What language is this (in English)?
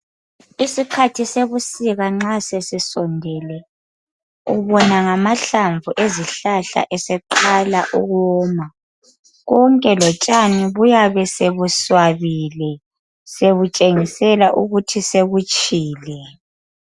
North Ndebele